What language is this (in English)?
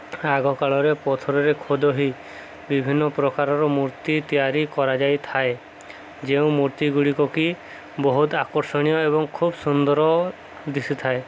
Odia